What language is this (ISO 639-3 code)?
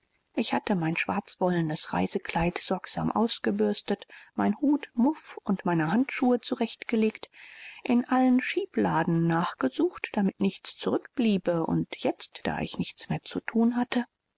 deu